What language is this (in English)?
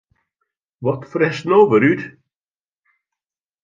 Western Frisian